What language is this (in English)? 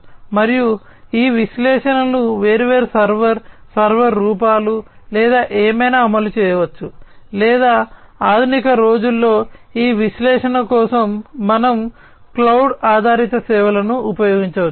Telugu